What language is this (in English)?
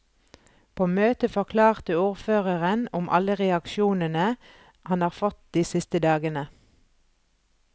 Norwegian